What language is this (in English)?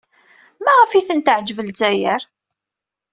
Kabyle